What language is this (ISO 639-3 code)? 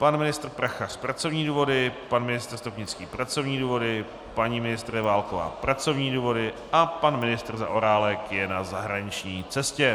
ces